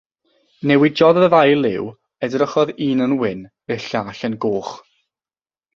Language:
Welsh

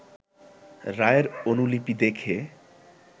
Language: Bangla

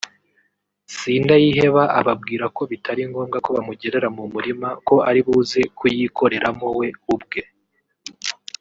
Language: Kinyarwanda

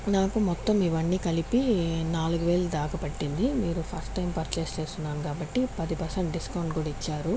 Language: Telugu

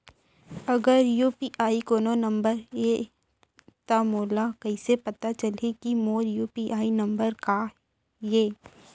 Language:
Chhattisgarhi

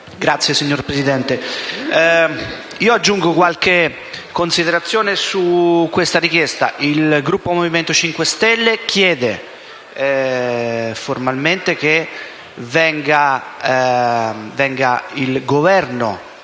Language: Italian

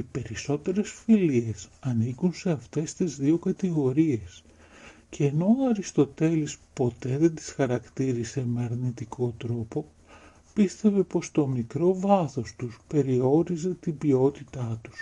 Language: Greek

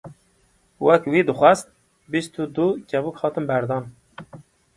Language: Kurdish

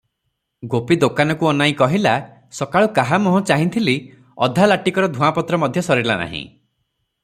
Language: Odia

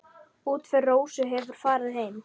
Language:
Icelandic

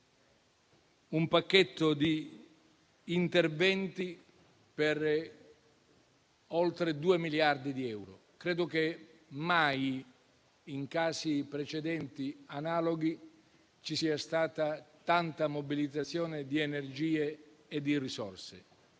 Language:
Italian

